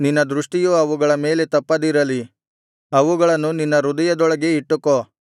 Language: Kannada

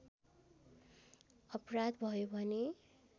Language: Nepali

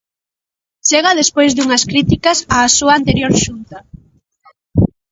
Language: Galician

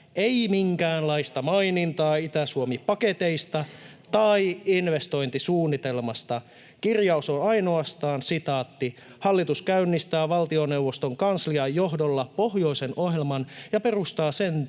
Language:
Finnish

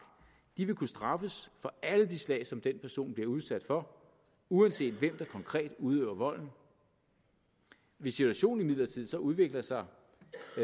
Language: Danish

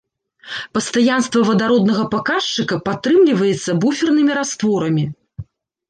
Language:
Belarusian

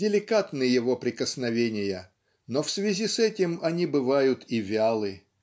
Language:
Russian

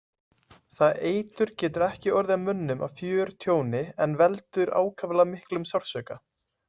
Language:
Icelandic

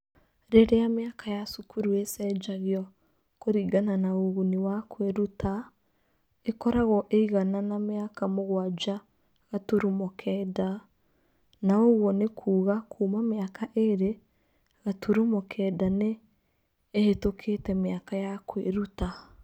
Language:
Kikuyu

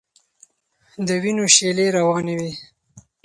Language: Pashto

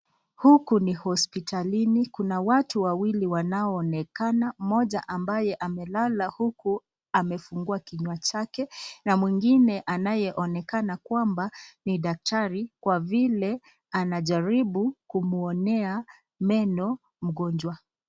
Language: Swahili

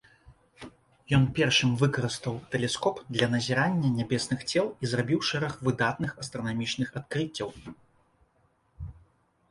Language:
Belarusian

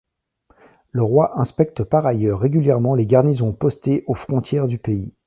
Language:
French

